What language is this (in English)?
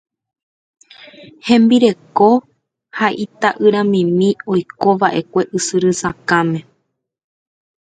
Guarani